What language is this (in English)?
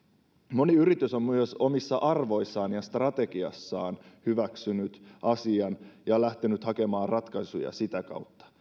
Finnish